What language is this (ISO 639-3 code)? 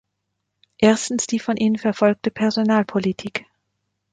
deu